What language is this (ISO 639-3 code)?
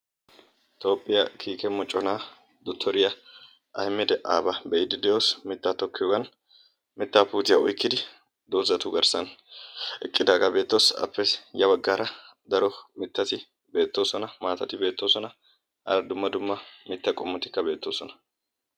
wal